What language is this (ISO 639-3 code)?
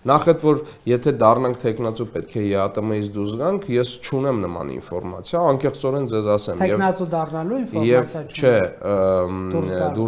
ron